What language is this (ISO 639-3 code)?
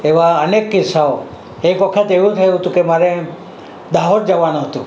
guj